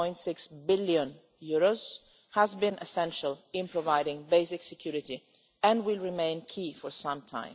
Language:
English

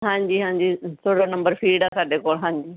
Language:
Punjabi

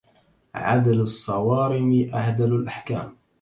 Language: Arabic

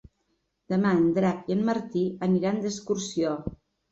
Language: Catalan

